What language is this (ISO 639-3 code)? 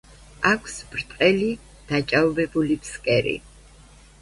kat